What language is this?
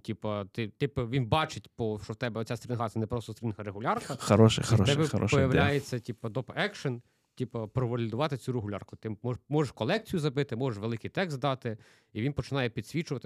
Ukrainian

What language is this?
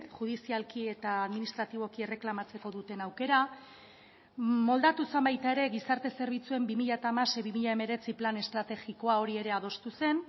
Basque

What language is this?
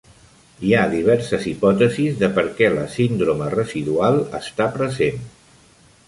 Catalan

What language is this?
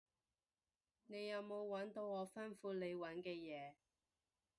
Cantonese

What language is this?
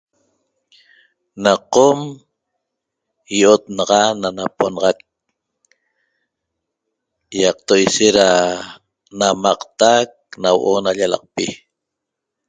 Toba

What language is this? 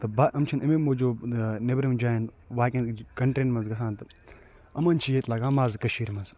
Kashmiri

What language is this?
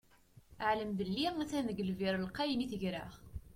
Kabyle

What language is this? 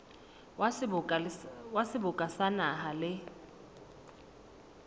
Southern Sotho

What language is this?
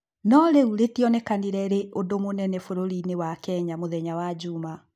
Kikuyu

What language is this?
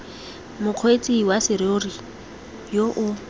Tswana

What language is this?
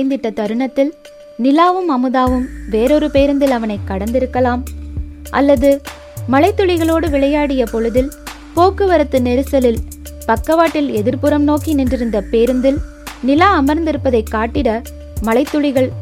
Tamil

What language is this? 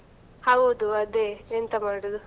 Kannada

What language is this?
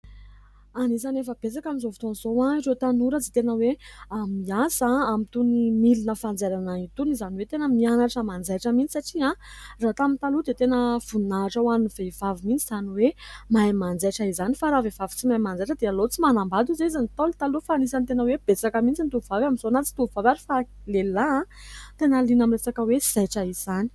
Malagasy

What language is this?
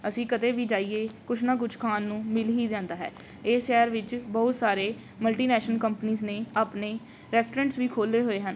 Punjabi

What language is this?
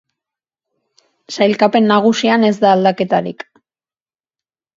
Basque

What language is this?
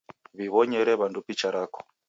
Taita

